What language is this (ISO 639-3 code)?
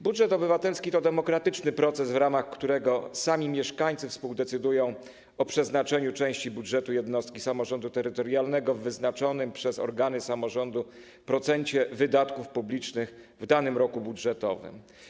pol